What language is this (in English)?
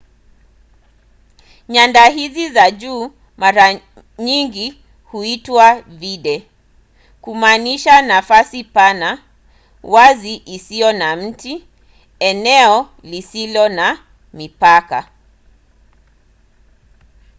Swahili